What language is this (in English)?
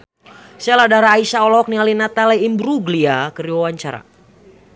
Sundanese